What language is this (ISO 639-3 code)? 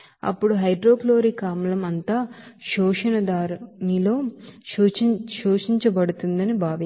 tel